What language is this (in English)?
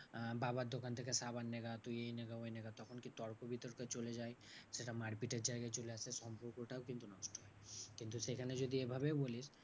Bangla